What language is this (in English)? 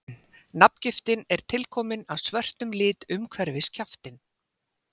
Icelandic